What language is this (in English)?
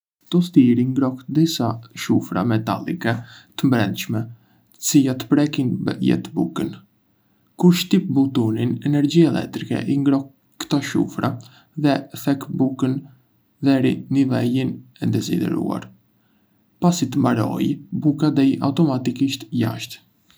Arbëreshë Albanian